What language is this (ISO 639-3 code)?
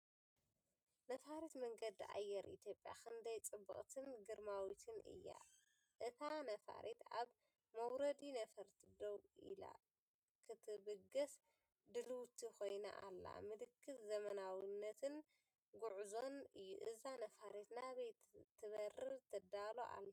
tir